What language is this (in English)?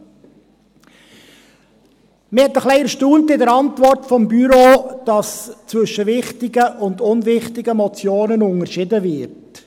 Swiss German